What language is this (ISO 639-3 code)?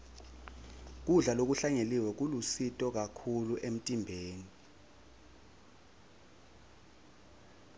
ssw